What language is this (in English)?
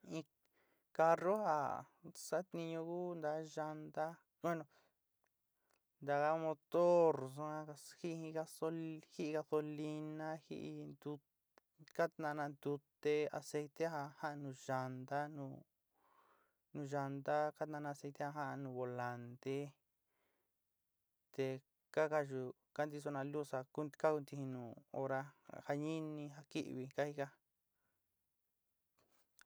Sinicahua Mixtec